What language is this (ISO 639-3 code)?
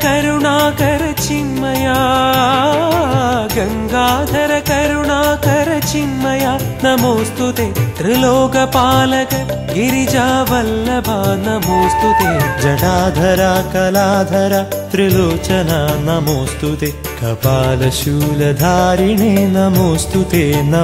ron